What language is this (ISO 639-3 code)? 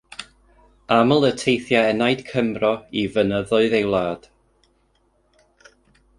cym